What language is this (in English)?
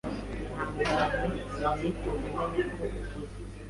Kinyarwanda